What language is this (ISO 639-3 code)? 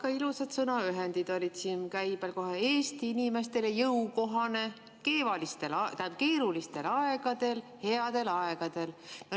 est